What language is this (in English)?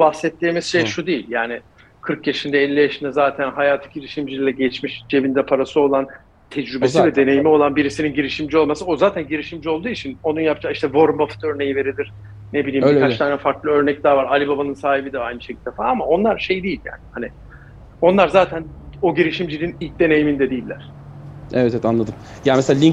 Turkish